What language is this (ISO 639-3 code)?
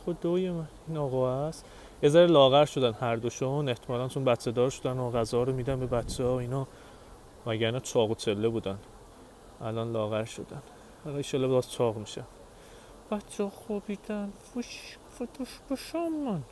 fas